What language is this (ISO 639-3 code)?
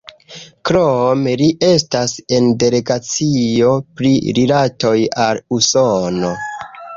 epo